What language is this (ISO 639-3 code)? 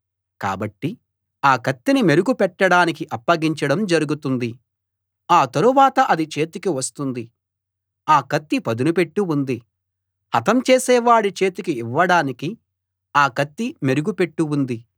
tel